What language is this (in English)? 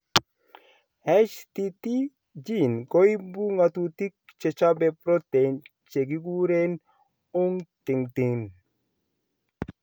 Kalenjin